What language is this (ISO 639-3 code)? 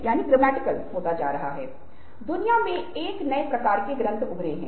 hin